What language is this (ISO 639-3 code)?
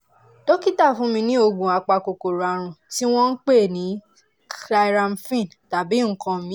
yor